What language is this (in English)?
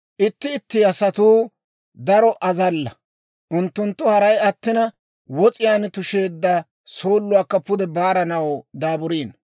Dawro